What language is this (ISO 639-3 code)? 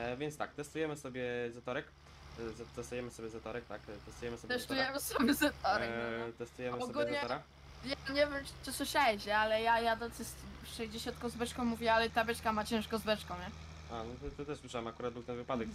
pol